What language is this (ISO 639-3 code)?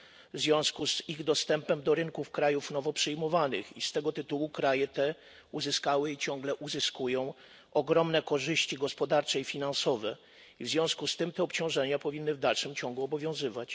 pol